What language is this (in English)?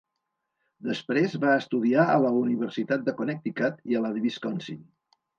Catalan